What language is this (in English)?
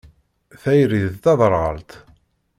Kabyle